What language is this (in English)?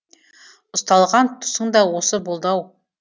Kazakh